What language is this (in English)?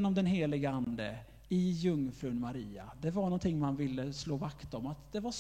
Swedish